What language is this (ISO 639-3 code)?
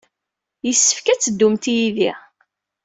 kab